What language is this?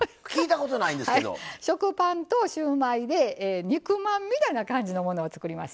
Japanese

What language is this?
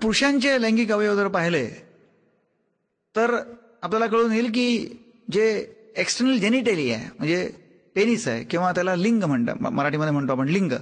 Hindi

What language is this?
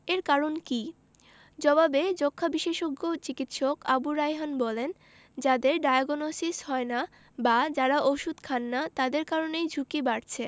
Bangla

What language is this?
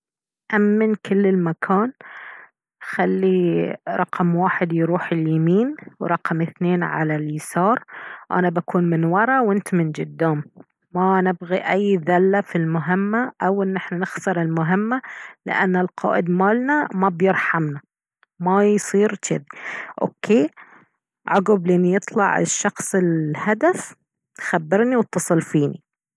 Baharna Arabic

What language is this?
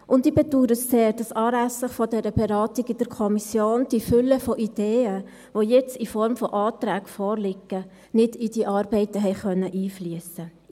Swiss German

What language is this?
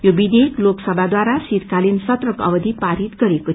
Nepali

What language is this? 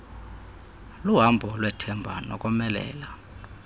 Xhosa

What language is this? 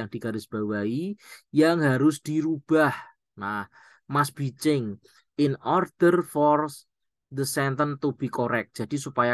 Indonesian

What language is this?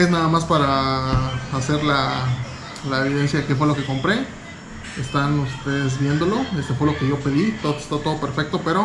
Spanish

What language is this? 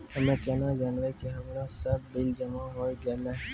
Maithili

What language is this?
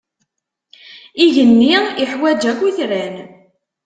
Kabyle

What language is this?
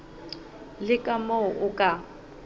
Southern Sotho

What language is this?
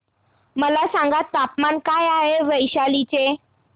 Marathi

